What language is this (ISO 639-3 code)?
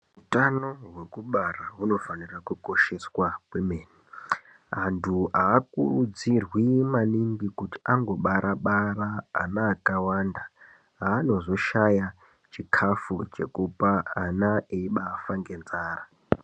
ndc